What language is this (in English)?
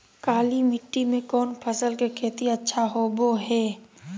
Magahi